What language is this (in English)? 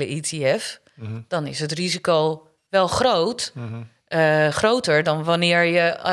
Dutch